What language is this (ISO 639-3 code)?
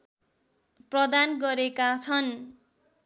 nep